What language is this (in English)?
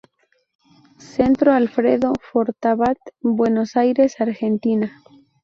Spanish